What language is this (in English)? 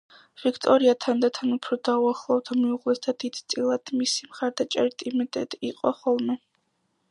Georgian